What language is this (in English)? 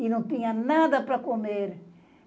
Portuguese